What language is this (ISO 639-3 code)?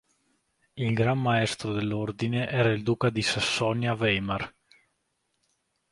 ita